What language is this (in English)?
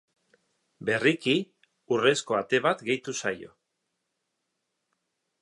Basque